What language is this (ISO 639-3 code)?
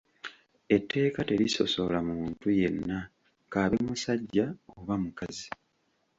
lug